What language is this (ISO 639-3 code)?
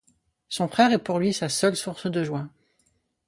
fra